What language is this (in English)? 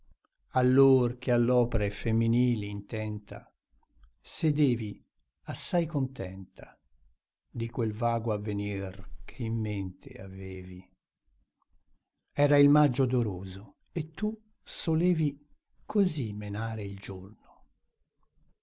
Italian